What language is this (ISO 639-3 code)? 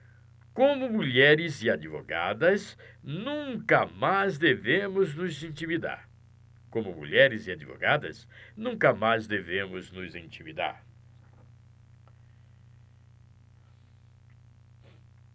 por